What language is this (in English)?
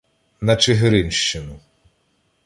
Ukrainian